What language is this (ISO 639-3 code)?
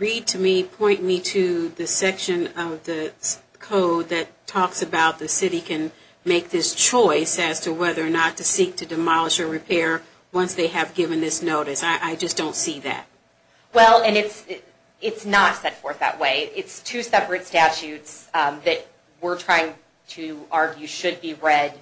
eng